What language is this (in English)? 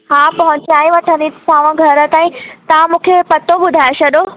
Sindhi